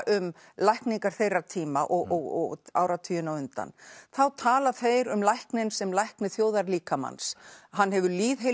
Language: Icelandic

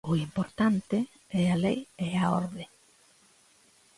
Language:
Galician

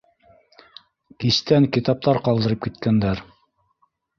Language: Bashkir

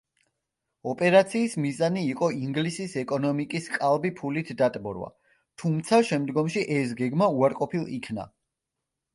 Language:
Georgian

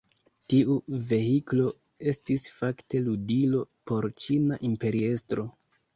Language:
Esperanto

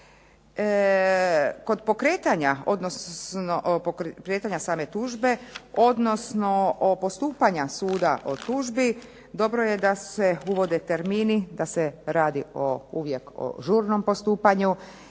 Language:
Croatian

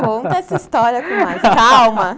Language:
Portuguese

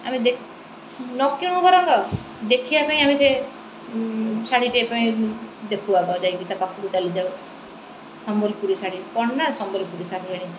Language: Odia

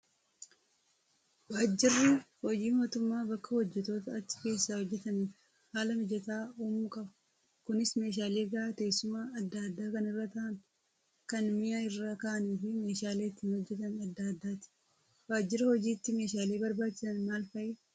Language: Oromo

